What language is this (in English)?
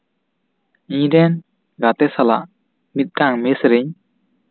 Santali